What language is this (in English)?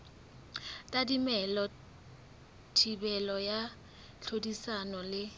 Southern Sotho